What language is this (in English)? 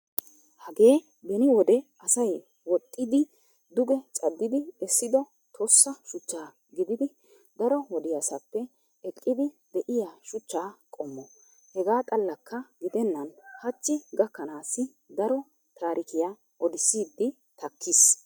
Wolaytta